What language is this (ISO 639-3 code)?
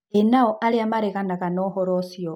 kik